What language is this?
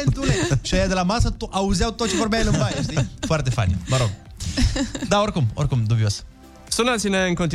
Romanian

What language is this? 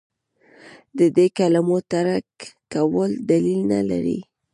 Pashto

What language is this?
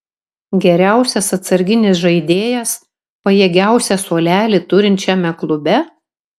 Lithuanian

